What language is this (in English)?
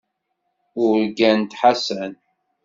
Kabyle